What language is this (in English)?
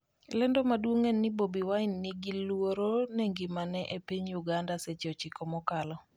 Luo (Kenya and Tanzania)